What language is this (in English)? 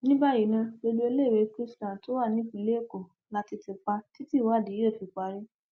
Yoruba